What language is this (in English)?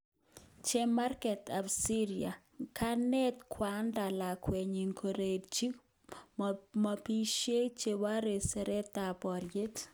Kalenjin